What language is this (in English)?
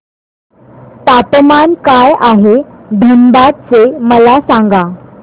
Marathi